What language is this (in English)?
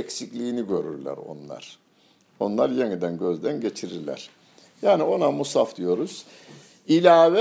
Turkish